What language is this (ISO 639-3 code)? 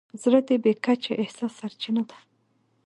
pus